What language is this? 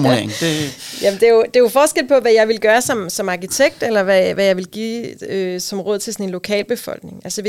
Danish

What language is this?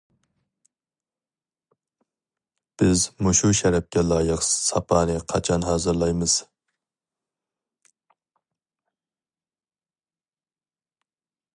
Uyghur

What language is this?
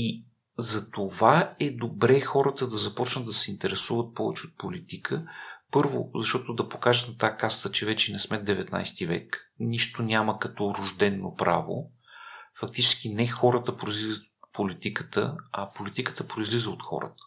Bulgarian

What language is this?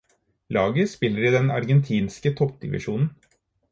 Norwegian Bokmål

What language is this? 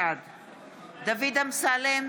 Hebrew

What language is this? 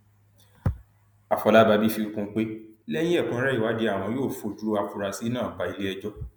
Yoruba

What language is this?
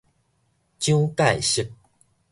Min Nan Chinese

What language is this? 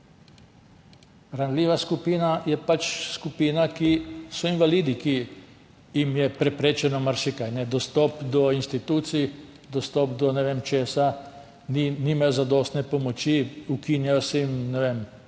Slovenian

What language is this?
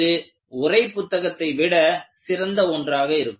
Tamil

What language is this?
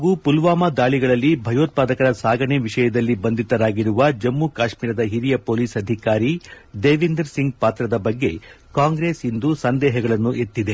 Kannada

